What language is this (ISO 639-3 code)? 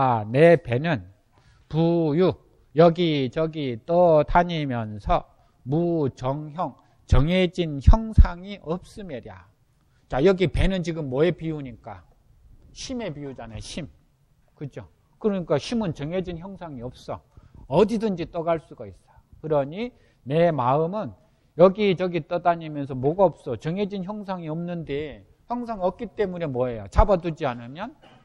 kor